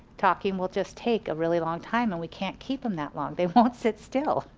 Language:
English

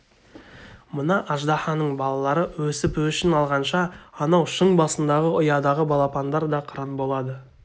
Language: Kazakh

